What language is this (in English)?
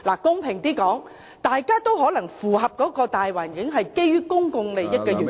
Cantonese